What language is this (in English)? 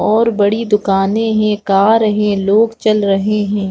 Hindi